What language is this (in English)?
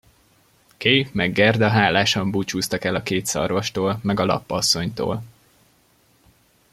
Hungarian